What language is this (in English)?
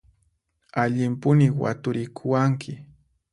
Puno Quechua